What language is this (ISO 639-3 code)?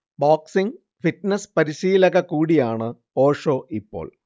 mal